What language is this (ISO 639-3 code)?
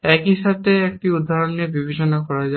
ben